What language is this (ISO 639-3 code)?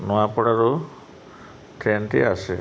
ori